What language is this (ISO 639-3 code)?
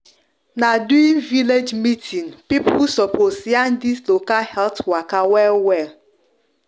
pcm